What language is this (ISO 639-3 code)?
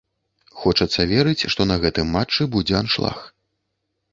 bel